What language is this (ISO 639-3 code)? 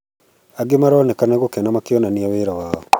kik